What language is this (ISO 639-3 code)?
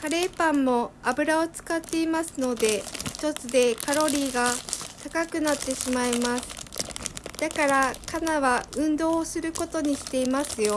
jpn